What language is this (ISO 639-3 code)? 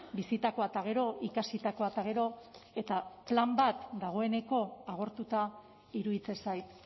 eus